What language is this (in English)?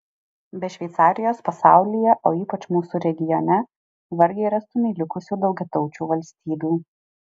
Lithuanian